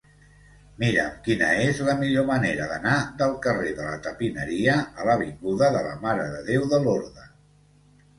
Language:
Catalan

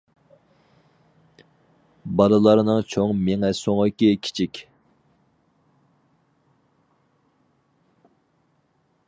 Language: Uyghur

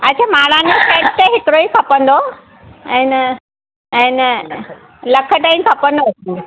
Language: Sindhi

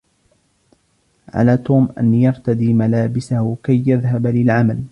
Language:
Arabic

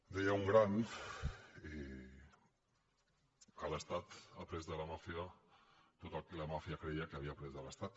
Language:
Catalan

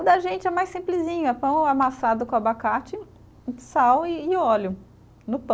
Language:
Portuguese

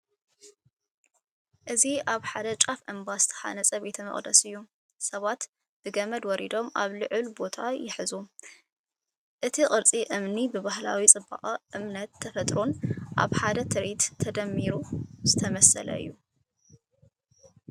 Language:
Tigrinya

